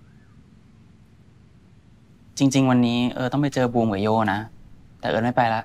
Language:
Thai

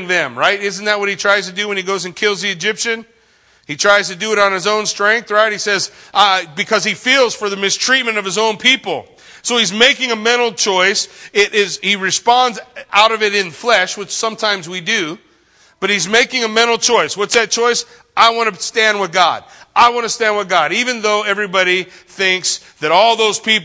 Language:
English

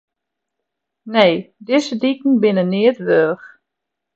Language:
Western Frisian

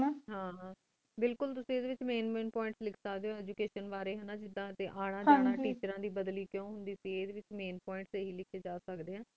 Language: Punjabi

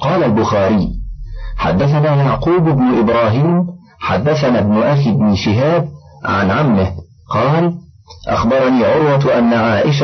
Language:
Arabic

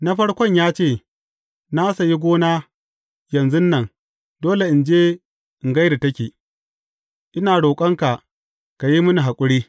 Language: Hausa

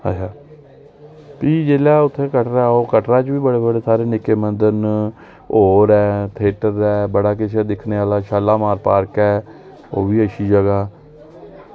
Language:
Dogri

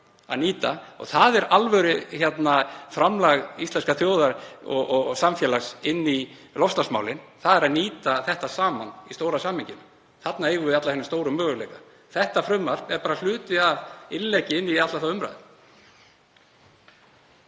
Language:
Icelandic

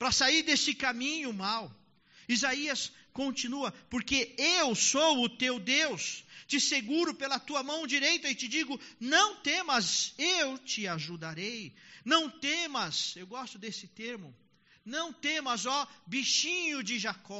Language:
Portuguese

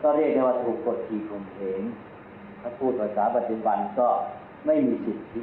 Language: Thai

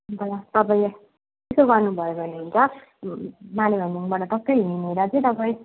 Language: Nepali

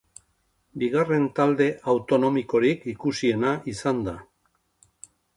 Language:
Basque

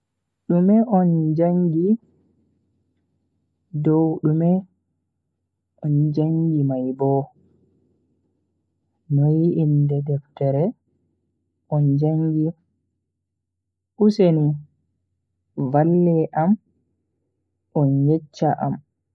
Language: Bagirmi Fulfulde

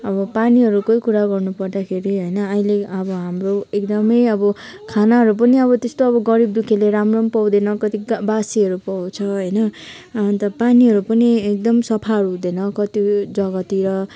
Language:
Nepali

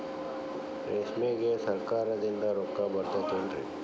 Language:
Kannada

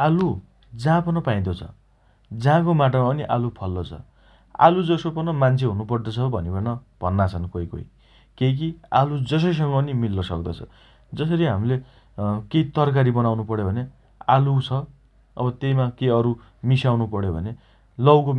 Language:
Dotyali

